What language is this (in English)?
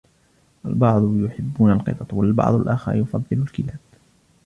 Arabic